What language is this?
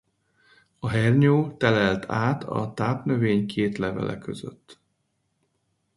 Hungarian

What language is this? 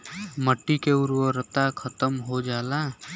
Bhojpuri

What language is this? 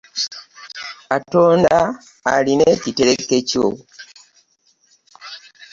Ganda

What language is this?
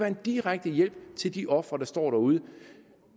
Danish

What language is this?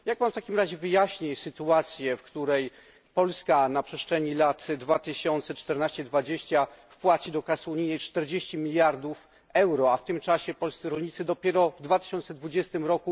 Polish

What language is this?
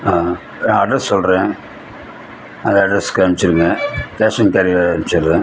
Tamil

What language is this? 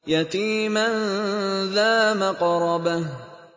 Arabic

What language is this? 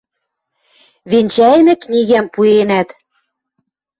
Western Mari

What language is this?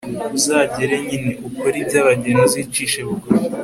Kinyarwanda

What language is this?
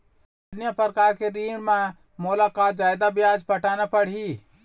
Chhattisgarhi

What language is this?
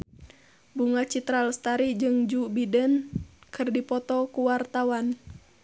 Sundanese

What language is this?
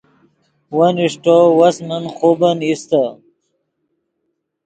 Yidgha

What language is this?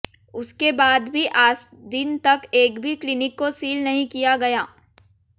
Hindi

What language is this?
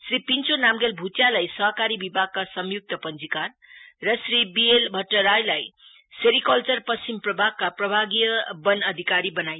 Nepali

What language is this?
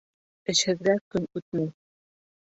Bashkir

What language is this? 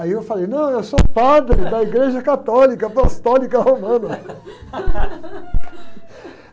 Portuguese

